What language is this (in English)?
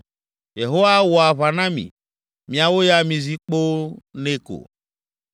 Ewe